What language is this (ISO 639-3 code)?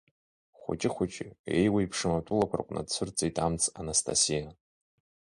abk